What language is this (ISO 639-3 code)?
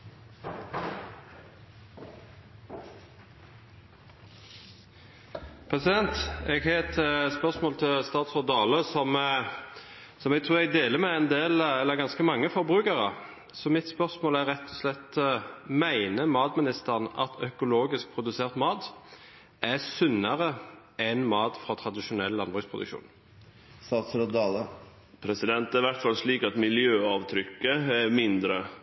nor